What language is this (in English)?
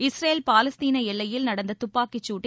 Tamil